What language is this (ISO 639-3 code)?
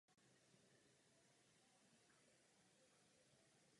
ces